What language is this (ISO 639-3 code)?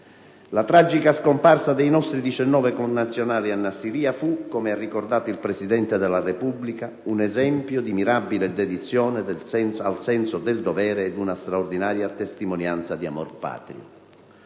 ita